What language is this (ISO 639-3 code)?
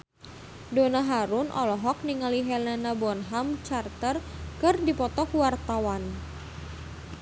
sun